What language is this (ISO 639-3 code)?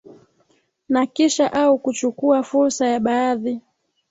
swa